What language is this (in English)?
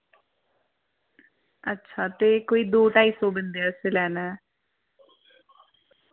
Dogri